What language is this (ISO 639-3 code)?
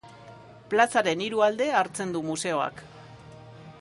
eus